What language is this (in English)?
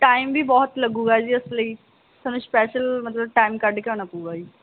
Punjabi